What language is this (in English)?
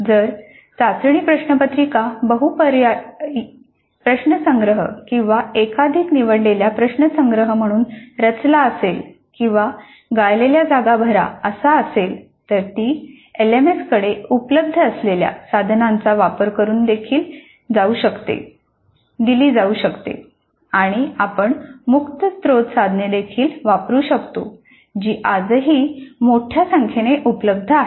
Marathi